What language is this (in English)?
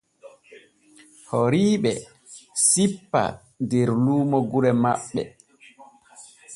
Borgu Fulfulde